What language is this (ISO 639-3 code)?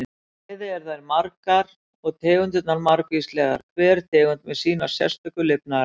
isl